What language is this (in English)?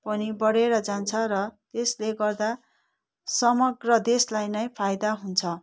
Nepali